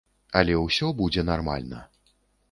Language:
Belarusian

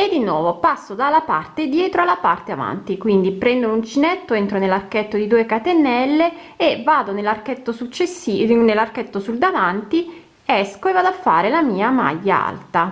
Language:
Italian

